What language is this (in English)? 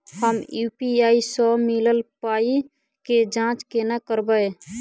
Maithili